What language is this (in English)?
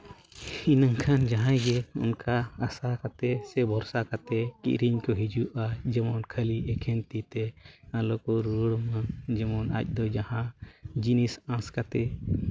Santali